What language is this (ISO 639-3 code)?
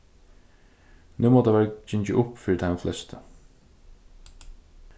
fao